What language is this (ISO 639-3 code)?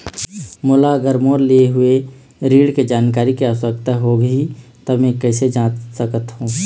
hne